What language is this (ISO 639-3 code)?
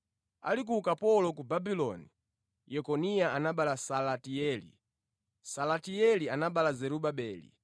nya